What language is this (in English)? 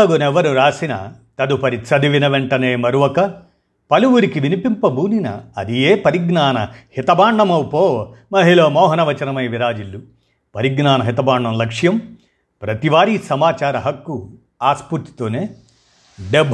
Telugu